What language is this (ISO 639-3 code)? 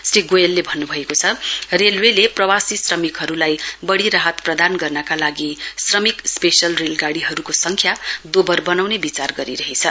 nep